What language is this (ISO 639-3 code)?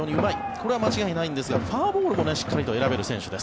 jpn